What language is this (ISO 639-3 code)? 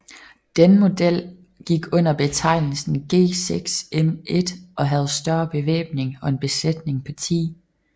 dan